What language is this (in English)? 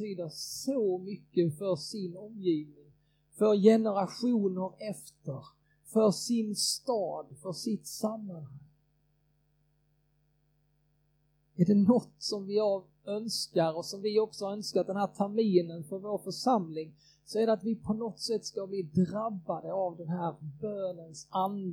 Swedish